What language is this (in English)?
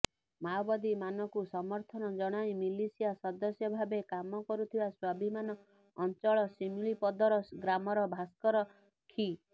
Odia